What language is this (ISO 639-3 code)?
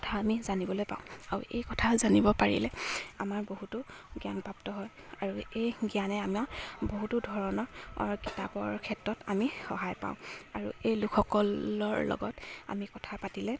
asm